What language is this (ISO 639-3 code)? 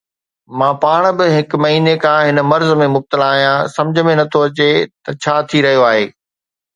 snd